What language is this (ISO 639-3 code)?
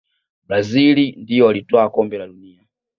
swa